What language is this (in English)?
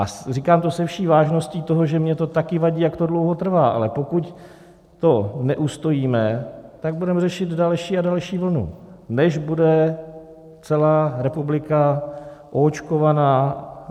Czech